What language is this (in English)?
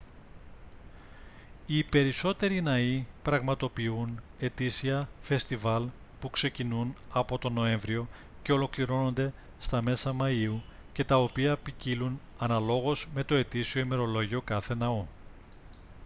Greek